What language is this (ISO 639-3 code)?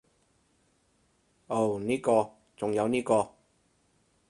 yue